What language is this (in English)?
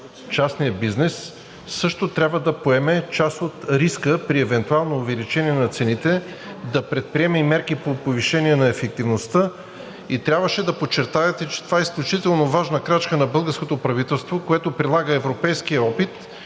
Bulgarian